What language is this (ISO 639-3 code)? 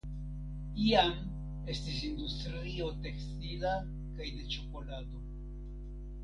epo